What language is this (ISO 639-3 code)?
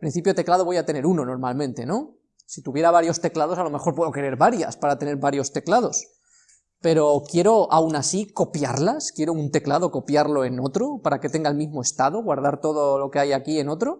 spa